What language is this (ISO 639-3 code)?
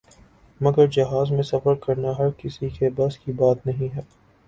urd